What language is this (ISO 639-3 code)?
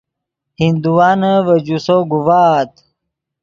ydg